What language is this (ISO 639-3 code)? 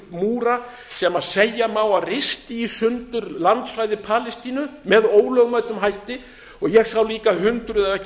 isl